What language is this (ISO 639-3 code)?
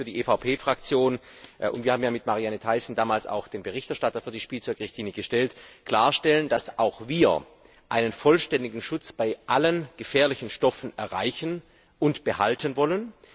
deu